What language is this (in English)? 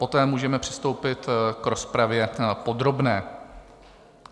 Czech